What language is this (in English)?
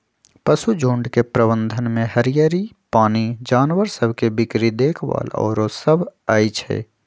Magahi